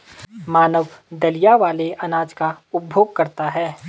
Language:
Hindi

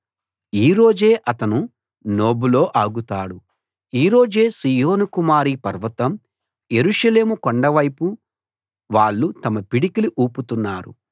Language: Telugu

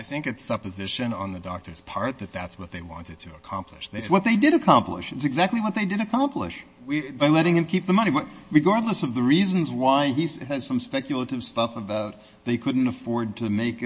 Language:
English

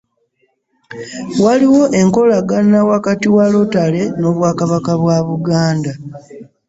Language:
Ganda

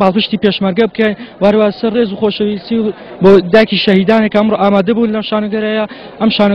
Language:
Arabic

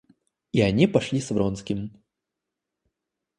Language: Russian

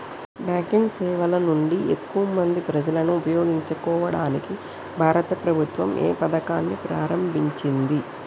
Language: Telugu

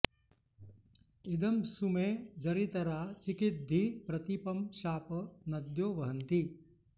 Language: Sanskrit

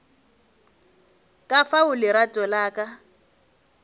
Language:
Northern Sotho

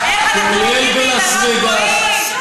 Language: Hebrew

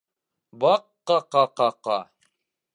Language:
Bashkir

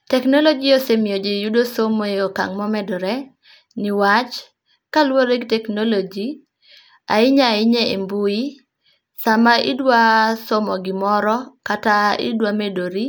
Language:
Luo (Kenya and Tanzania)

